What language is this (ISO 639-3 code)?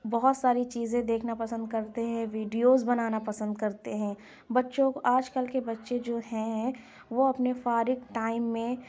urd